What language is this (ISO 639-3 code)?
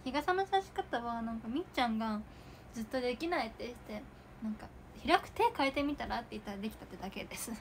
jpn